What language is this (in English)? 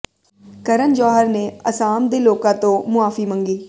Punjabi